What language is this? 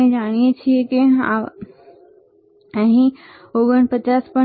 Gujarati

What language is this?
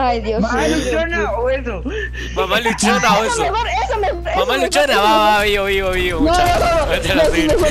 Spanish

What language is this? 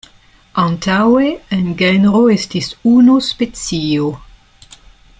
Esperanto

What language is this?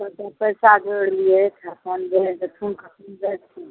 Maithili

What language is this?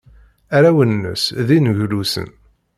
Kabyle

